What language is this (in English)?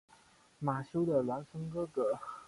Chinese